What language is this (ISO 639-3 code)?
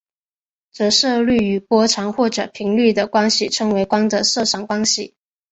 zho